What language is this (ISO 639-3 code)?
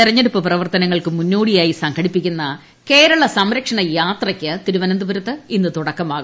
mal